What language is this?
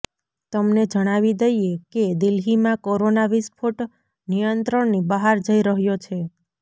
Gujarati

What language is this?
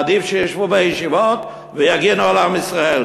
Hebrew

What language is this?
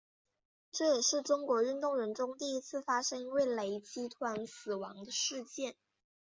Chinese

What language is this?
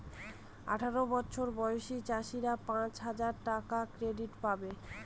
Bangla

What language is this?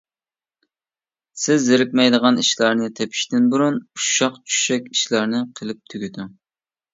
Uyghur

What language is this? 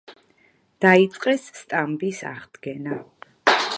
Georgian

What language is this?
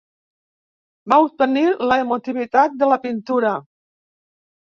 Catalan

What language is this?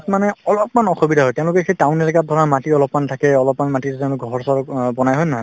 Assamese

